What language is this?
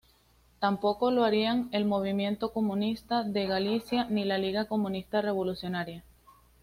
Spanish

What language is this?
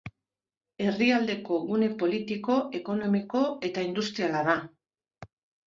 Basque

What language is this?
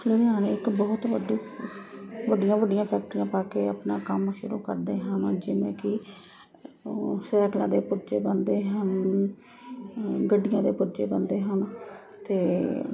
Punjabi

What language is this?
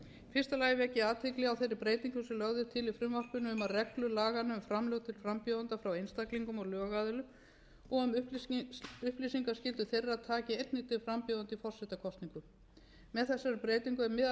Icelandic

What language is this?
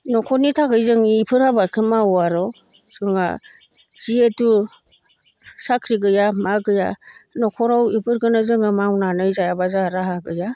Bodo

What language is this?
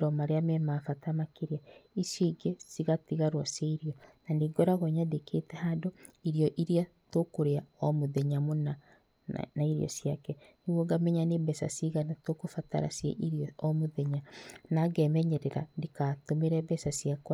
Kikuyu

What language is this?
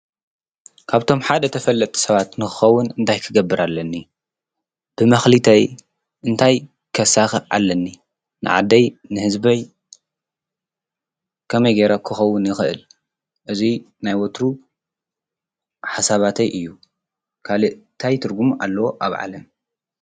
Tigrinya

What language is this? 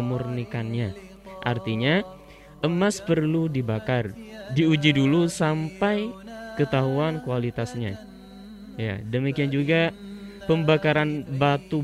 Indonesian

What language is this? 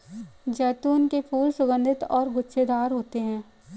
Hindi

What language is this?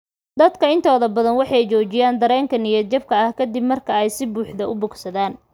Somali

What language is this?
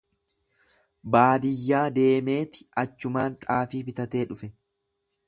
Oromo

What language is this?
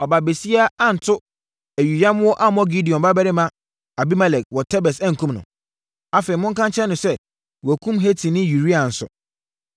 Akan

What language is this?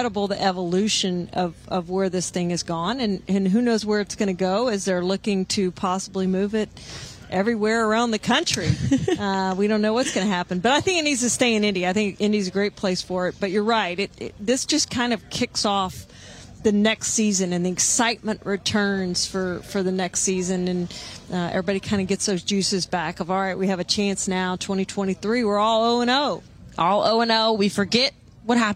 English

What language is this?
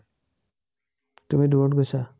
Assamese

